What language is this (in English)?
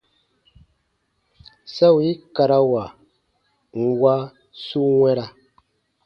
Baatonum